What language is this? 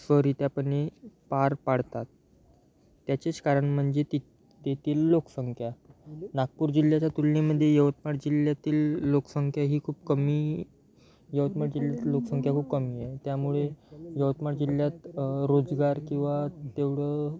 Marathi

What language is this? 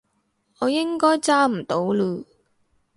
Cantonese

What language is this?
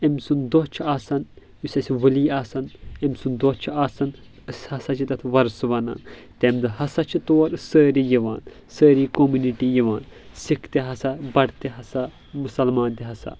Kashmiri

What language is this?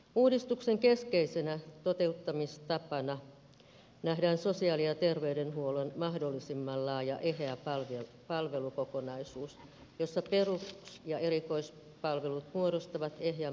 Finnish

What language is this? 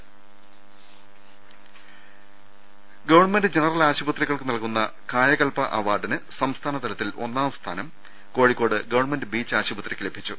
Malayalam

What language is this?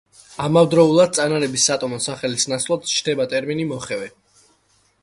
Georgian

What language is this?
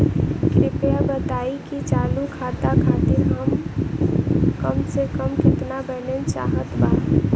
Bhojpuri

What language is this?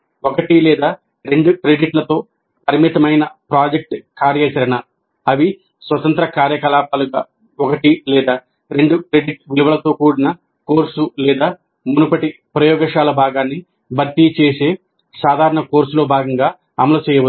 Telugu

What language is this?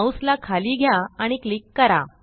Marathi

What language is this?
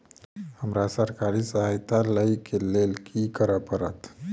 Maithili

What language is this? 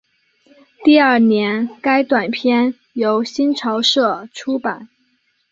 Chinese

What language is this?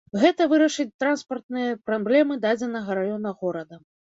Belarusian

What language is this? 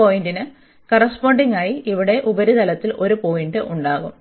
Malayalam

